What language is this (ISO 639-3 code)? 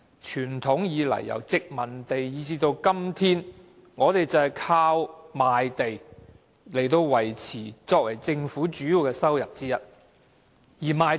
yue